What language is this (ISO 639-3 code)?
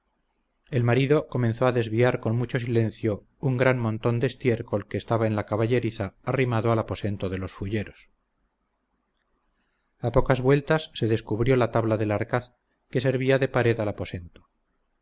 spa